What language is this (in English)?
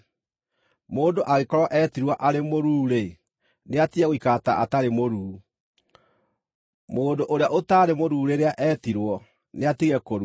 Kikuyu